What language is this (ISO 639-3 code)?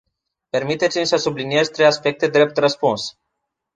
ron